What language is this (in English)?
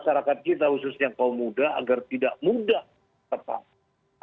Indonesian